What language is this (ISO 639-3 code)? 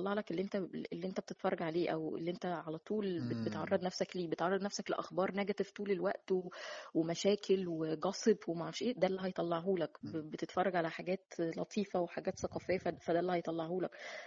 ara